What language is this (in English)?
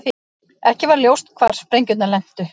Icelandic